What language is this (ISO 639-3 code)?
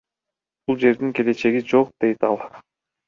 kir